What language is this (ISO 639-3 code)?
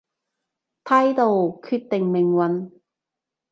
yue